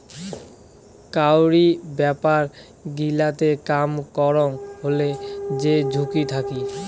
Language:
Bangla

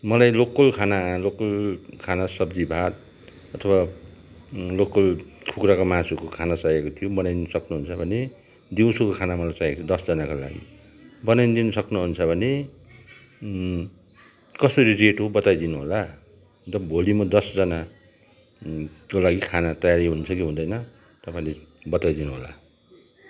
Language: Nepali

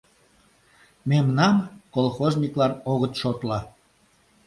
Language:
Mari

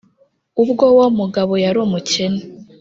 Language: Kinyarwanda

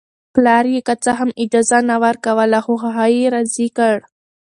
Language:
Pashto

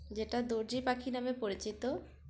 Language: Bangla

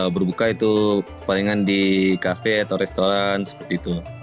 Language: Indonesian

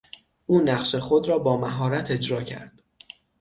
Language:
Persian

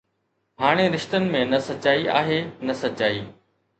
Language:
Sindhi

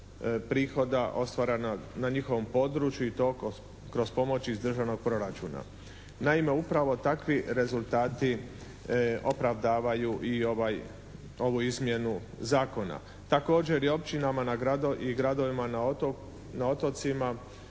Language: Croatian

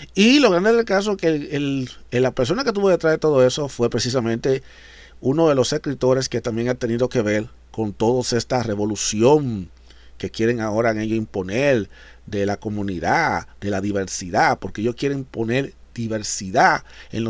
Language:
Spanish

